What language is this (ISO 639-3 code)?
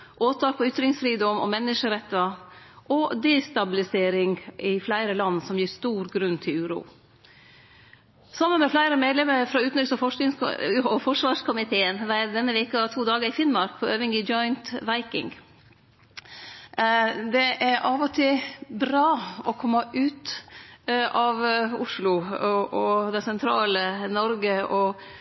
nno